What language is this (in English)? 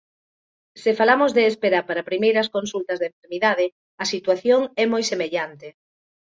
Galician